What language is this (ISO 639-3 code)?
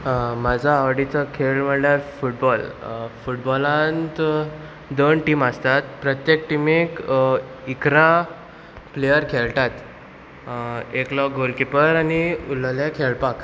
kok